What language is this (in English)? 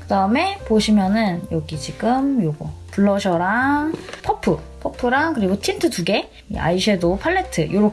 Korean